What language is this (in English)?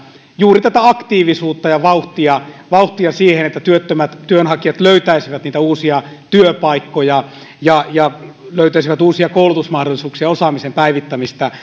Finnish